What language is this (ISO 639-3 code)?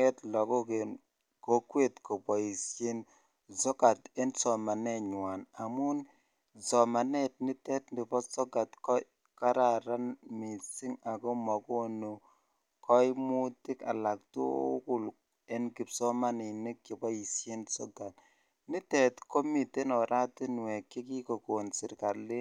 kln